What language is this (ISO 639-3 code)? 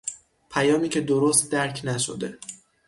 fas